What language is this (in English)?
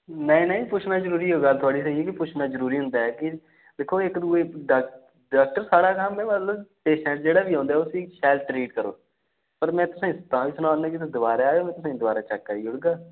Dogri